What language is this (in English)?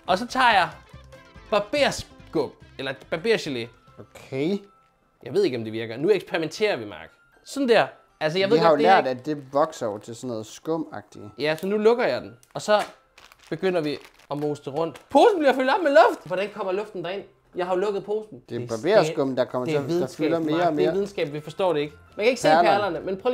Danish